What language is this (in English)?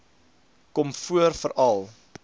Afrikaans